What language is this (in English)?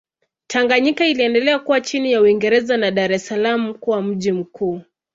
Swahili